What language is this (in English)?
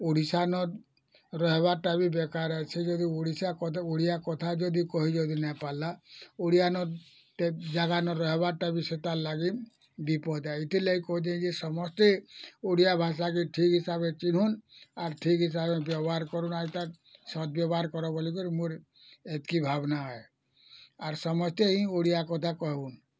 Odia